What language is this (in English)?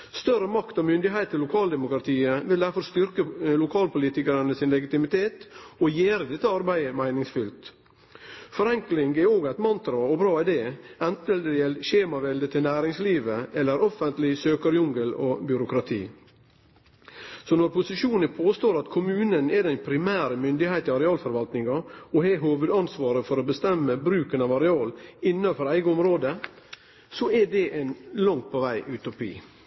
Norwegian Nynorsk